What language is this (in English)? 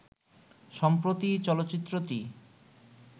Bangla